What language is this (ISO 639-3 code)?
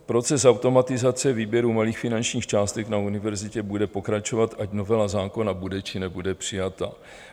ces